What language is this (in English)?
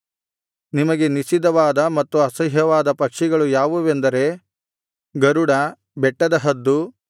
Kannada